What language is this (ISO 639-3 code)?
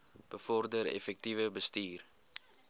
afr